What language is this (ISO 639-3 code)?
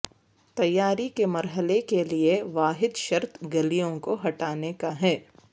urd